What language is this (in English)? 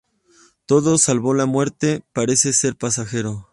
Spanish